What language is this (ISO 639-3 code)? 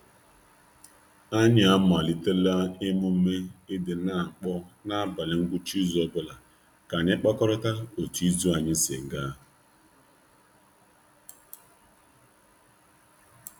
ibo